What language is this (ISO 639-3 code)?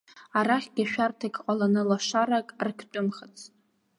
abk